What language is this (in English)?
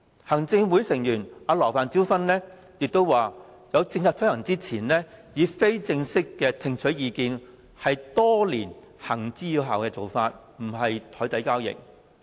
Cantonese